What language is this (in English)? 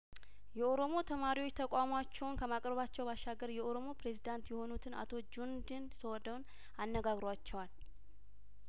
Amharic